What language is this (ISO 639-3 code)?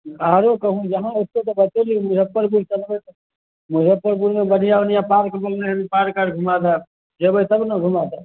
mai